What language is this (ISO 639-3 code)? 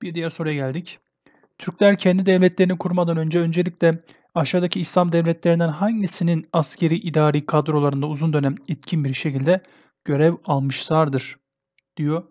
tur